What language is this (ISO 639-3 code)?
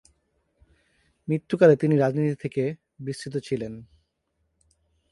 ben